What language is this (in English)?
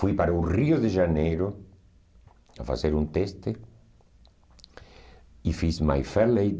Portuguese